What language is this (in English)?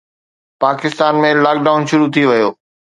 Sindhi